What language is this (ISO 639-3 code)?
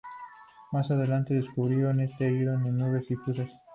spa